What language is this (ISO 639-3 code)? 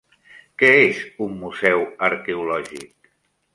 cat